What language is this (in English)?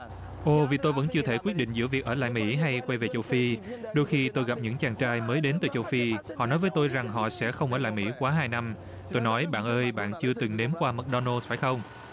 Vietnamese